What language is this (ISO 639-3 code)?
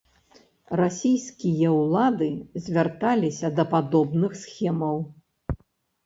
bel